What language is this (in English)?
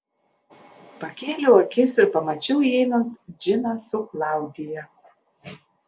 Lithuanian